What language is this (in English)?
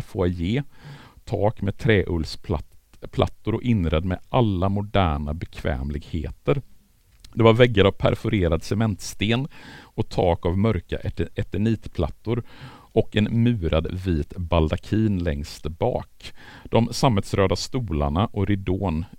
Swedish